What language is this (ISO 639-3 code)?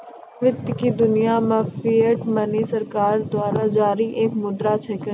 mai